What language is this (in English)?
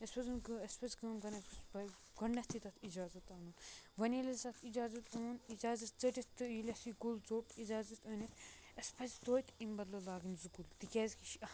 Kashmiri